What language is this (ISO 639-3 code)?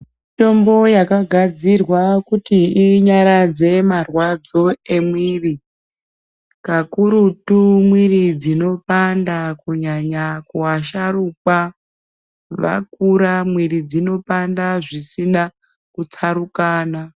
ndc